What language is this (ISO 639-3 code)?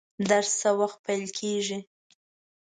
pus